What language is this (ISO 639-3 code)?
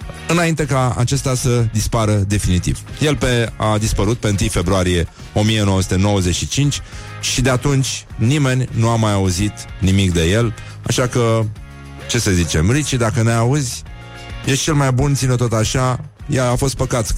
ron